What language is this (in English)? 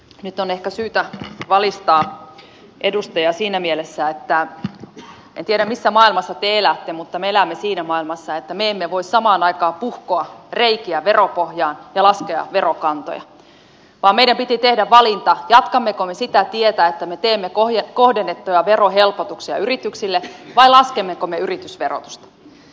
Finnish